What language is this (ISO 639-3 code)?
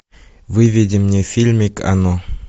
rus